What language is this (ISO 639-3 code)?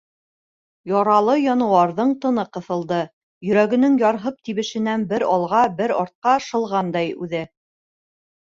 bak